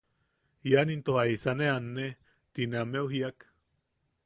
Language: Yaqui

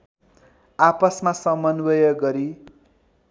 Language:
Nepali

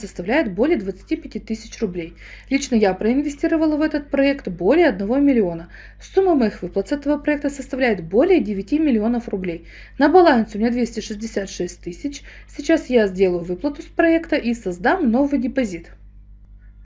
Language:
Russian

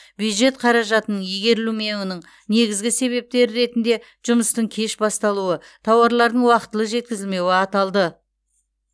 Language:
Kazakh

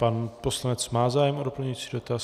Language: Czech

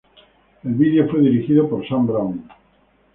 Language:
Spanish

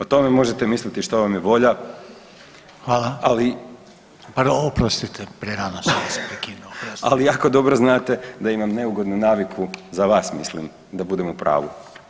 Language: Croatian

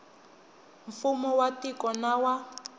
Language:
Tsonga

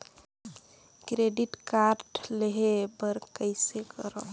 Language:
Chhattisgarhi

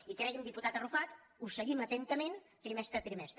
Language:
Catalan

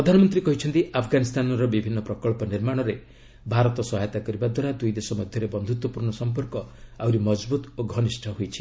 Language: Odia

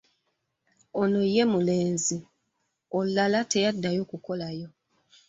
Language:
Ganda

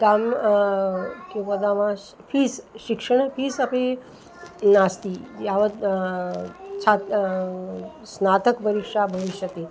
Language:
Sanskrit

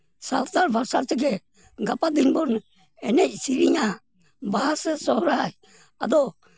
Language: Santali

